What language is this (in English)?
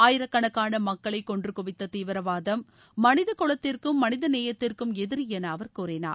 Tamil